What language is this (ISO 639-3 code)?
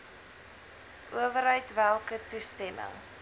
afr